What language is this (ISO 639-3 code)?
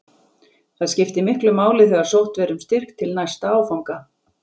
isl